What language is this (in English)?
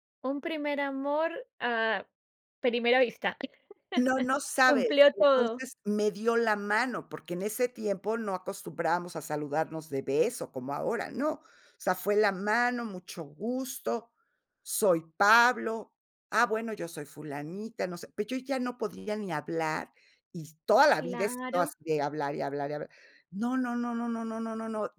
Spanish